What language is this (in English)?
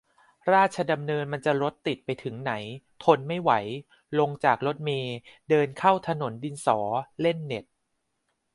Thai